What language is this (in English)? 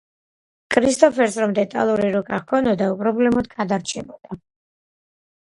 Georgian